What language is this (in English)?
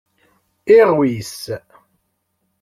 Kabyle